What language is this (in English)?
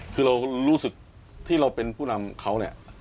Thai